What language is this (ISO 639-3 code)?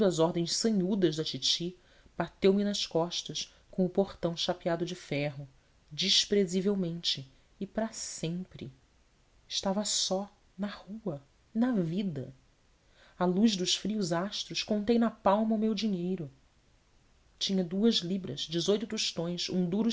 por